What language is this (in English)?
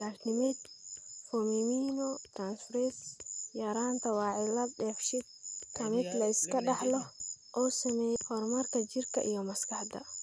Somali